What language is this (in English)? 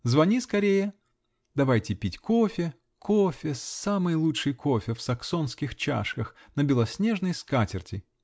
Russian